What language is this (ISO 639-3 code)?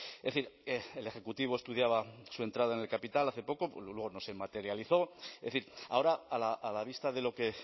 spa